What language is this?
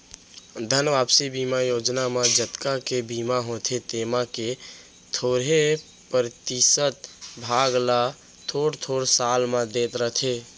Chhattisgarhi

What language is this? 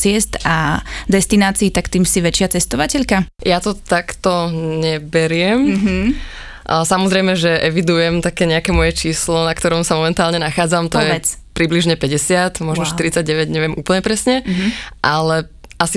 Slovak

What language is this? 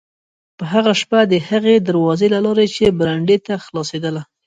Pashto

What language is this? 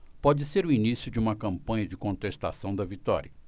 Portuguese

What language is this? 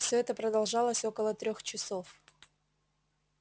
Russian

